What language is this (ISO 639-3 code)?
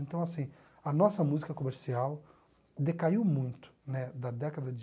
por